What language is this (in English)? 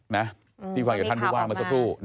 Thai